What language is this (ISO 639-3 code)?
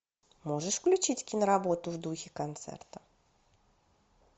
rus